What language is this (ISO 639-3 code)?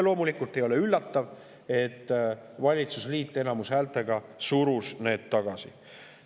est